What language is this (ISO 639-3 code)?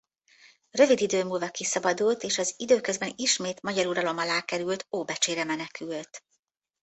hun